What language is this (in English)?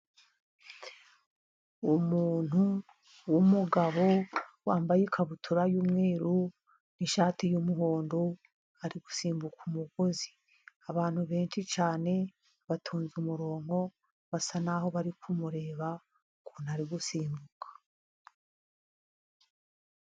Kinyarwanda